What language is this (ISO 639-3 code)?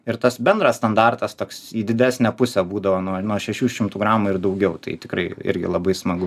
lit